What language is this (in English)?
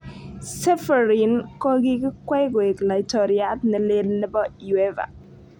Kalenjin